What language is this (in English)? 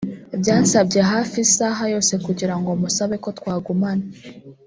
Kinyarwanda